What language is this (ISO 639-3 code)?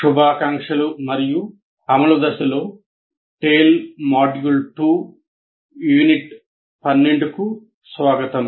tel